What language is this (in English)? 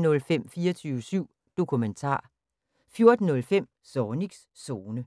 Danish